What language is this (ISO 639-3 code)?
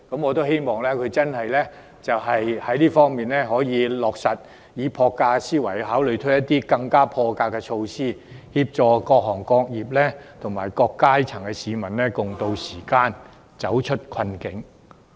yue